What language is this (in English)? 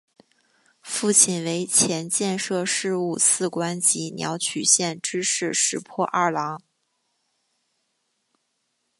Chinese